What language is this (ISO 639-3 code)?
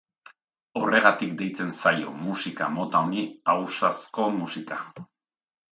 eus